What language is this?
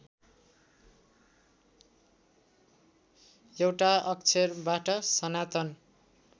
Nepali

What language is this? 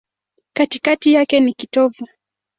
Swahili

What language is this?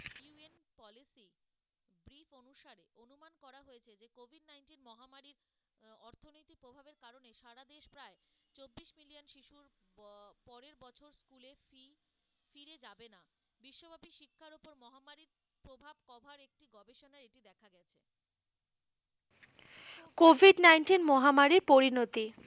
Bangla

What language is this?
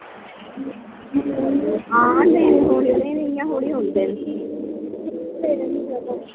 Dogri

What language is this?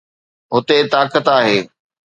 Sindhi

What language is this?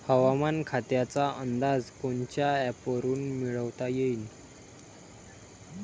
Marathi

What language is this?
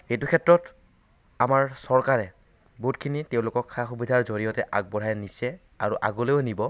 Assamese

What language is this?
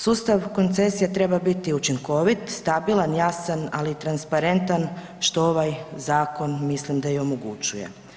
Croatian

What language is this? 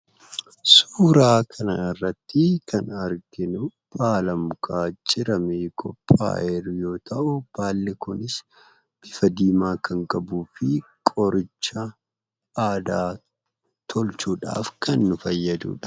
Oromo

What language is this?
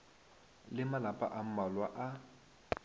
Northern Sotho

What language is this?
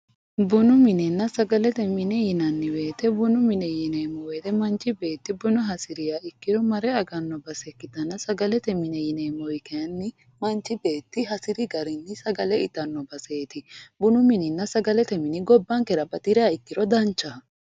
Sidamo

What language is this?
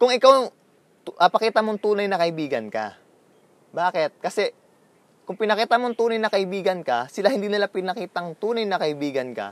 Filipino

